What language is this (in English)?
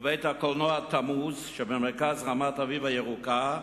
Hebrew